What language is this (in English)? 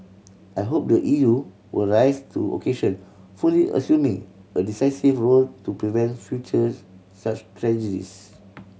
English